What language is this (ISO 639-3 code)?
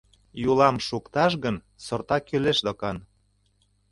chm